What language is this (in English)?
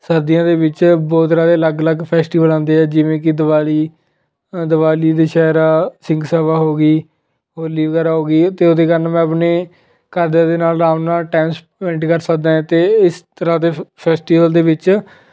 Punjabi